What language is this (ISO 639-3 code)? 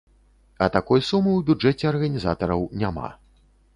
bel